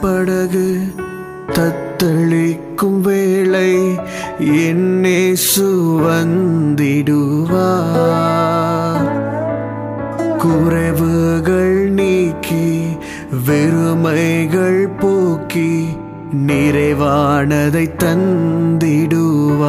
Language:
Urdu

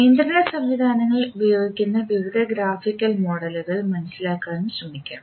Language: Malayalam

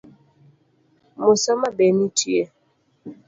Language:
Luo (Kenya and Tanzania)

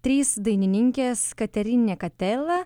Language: Lithuanian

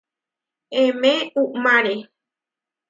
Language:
Huarijio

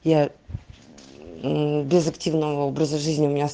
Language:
Russian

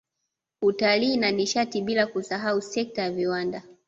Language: Swahili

